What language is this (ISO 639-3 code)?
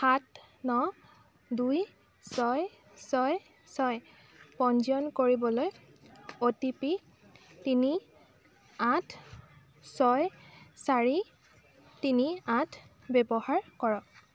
asm